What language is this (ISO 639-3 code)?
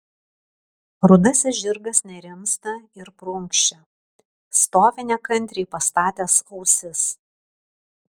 lit